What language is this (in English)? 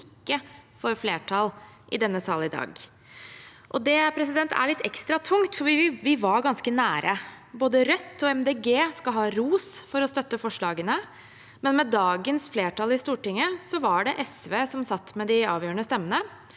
Norwegian